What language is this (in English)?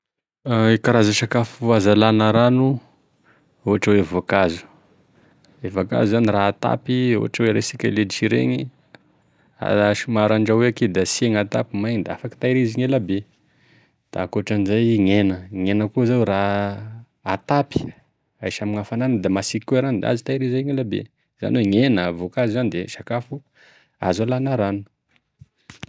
Tesaka Malagasy